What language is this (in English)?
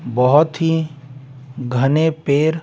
Hindi